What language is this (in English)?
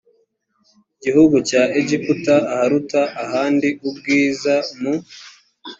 Kinyarwanda